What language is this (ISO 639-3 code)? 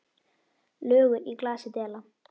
isl